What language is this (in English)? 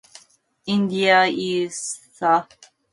English